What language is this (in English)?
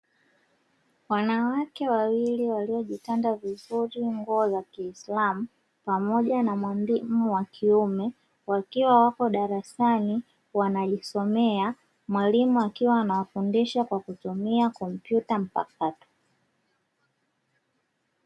Swahili